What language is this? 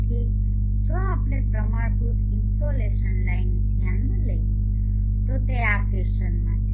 Gujarati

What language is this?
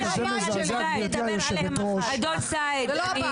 Hebrew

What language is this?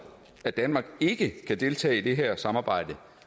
Danish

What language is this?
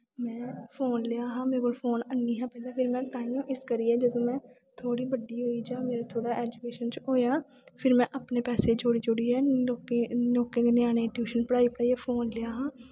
Dogri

